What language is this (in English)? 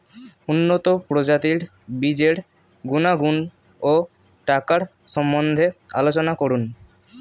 Bangla